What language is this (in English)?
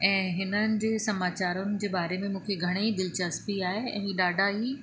Sindhi